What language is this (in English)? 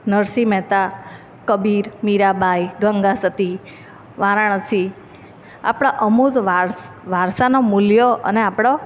Gujarati